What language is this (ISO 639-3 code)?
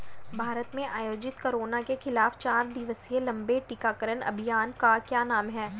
hin